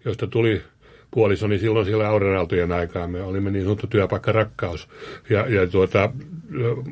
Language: Finnish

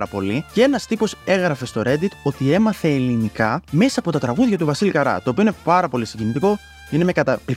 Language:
Greek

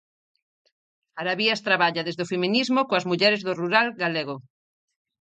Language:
Galician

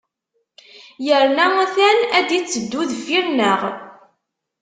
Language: Kabyle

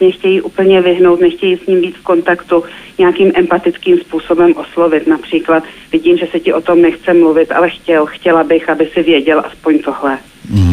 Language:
Czech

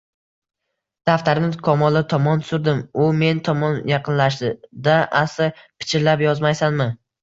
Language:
Uzbek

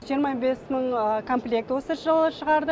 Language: Kazakh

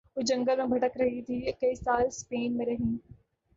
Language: Urdu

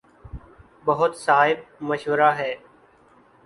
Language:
Urdu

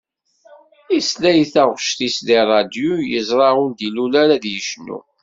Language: Kabyle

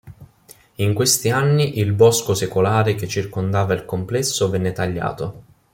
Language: Italian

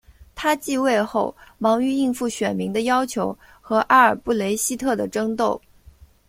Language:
Chinese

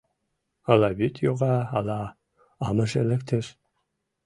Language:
Mari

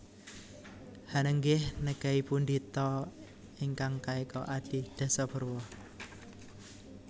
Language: Javanese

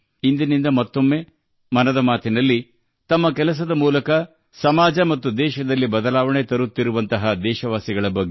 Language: Kannada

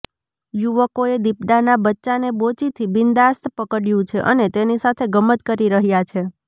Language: Gujarati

